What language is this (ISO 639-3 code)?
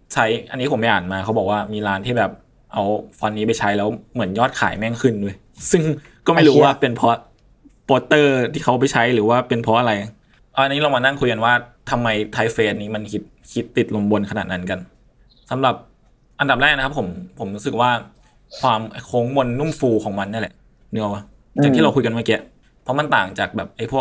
tha